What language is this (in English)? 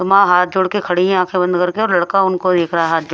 Hindi